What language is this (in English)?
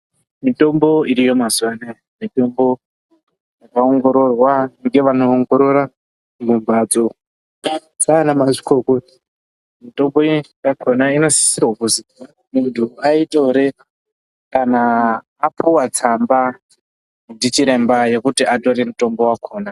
Ndau